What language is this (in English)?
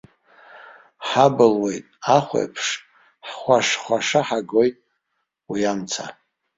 Abkhazian